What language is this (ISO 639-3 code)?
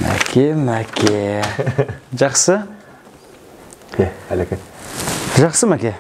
tur